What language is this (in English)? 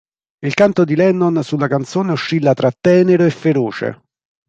Italian